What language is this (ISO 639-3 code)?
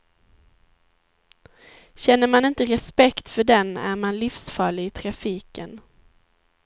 swe